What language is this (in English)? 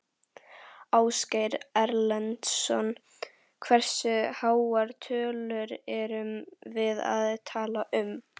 Icelandic